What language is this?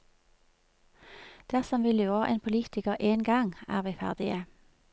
Norwegian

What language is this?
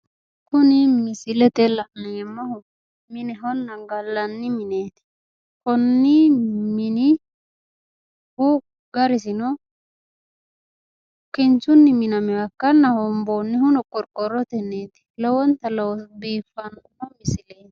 Sidamo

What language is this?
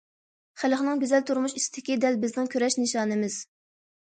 Uyghur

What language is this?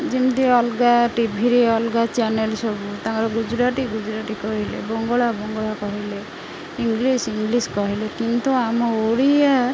Odia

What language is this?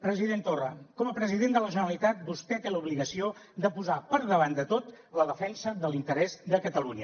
Catalan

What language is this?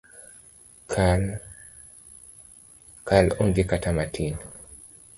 Luo (Kenya and Tanzania)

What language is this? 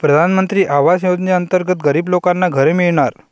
Marathi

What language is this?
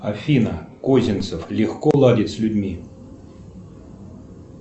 Russian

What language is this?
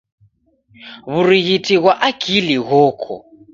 Taita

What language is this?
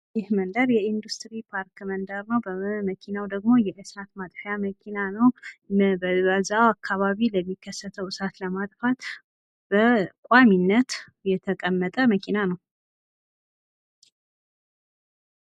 Amharic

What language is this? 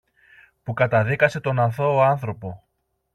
Greek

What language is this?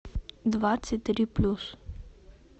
Russian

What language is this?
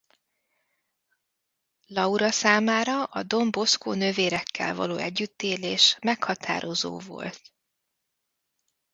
Hungarian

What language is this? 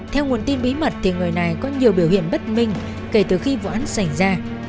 Vietnamese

